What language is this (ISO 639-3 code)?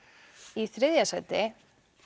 isl